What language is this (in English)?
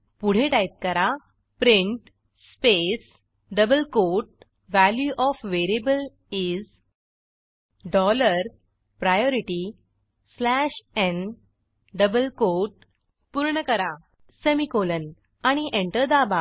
Marathi